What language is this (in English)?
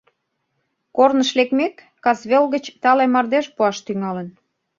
Mari